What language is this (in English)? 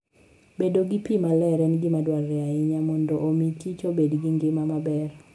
Luo (Kenya and Tanzania)